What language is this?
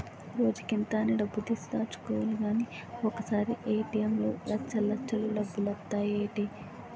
Telugu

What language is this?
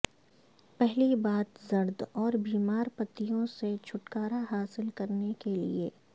Urdu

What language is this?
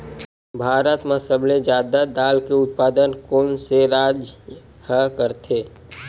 Chhattisgarhi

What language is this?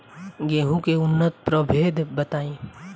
Bhojpuri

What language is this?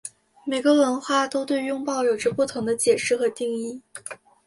Chinese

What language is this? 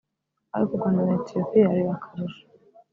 Kinyarwanda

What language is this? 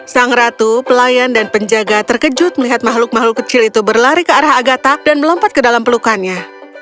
Indonesian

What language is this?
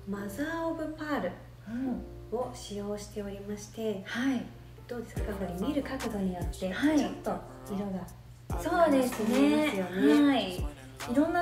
Japanese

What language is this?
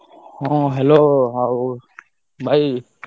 Odia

